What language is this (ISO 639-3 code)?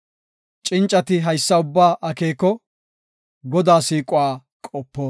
gof